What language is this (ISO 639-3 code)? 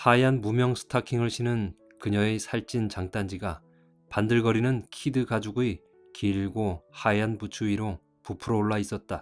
kor